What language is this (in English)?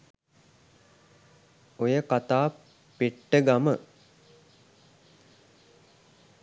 Sinhala